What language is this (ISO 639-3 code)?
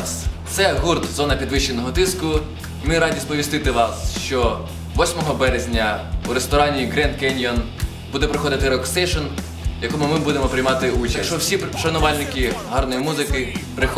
ukr